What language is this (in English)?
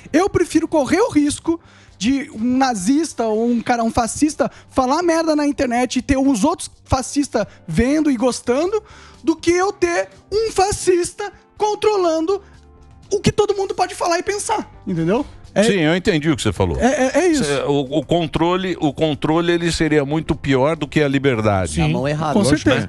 Portuguese